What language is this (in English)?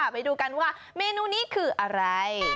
Thai